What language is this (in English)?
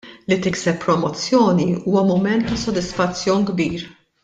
Maltese